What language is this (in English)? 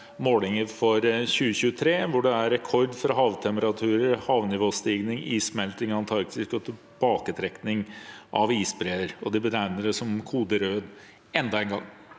Norwegian